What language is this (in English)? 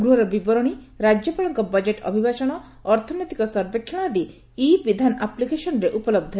Odia